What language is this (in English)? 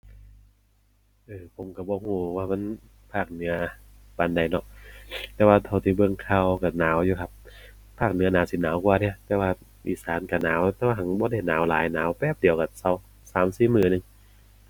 Thai